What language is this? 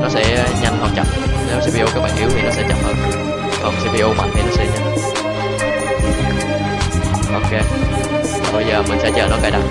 Vietnamese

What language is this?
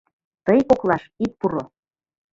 Mari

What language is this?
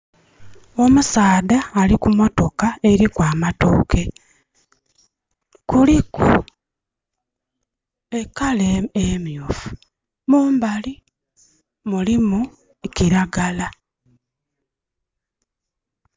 Soga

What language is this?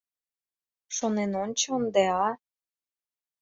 Mari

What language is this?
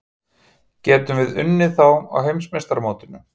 Icelandic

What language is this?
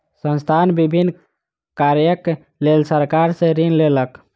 Maithili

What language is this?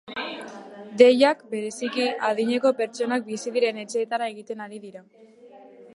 Basque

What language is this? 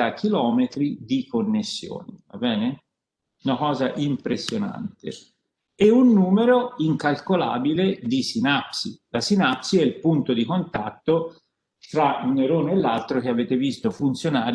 Italian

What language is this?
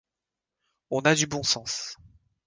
French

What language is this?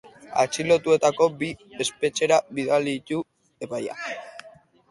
Basque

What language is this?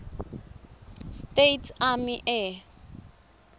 Swati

